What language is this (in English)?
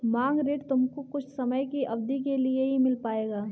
Hindi